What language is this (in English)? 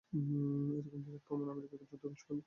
Bangla